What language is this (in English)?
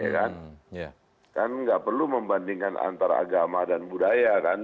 Indonesian